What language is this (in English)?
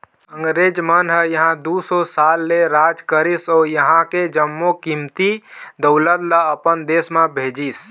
Chhattisgarhi